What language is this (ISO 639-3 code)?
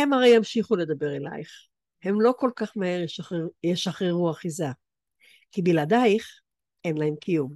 heb